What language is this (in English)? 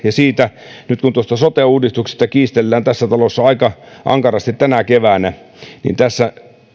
Finnish